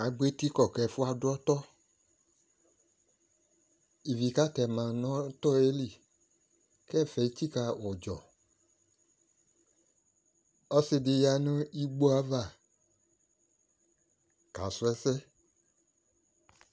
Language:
Ikposo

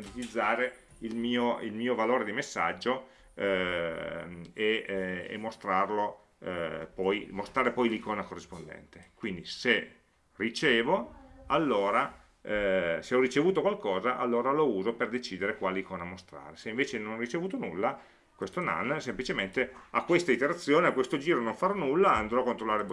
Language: Italian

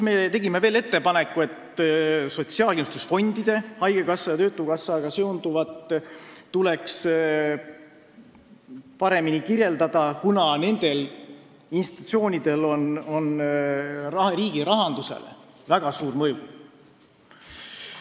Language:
Estonian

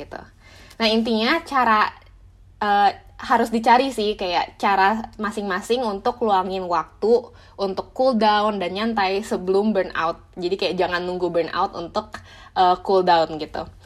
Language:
Indonesian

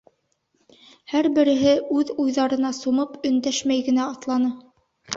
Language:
Bashkir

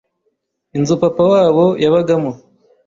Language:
Kinyarwanda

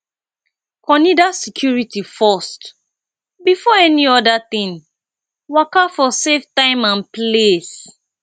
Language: Nigerian Pidgin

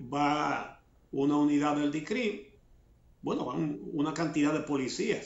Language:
Spanish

